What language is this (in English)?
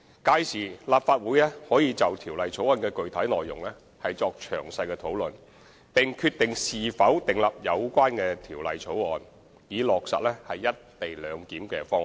Cantonese